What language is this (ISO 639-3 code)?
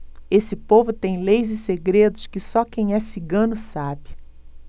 por